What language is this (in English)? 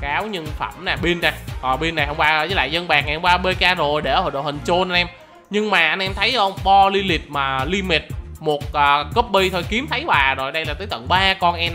Vietnamese